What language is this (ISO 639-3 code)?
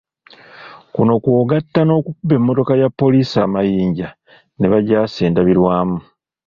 lug